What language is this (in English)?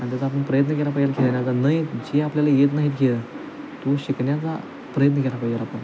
Marathi